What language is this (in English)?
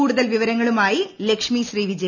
Malayalam